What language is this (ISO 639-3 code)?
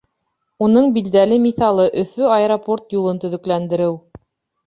bak